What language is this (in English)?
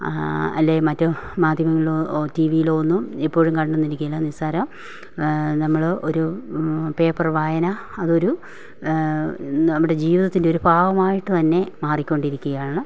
Malayalam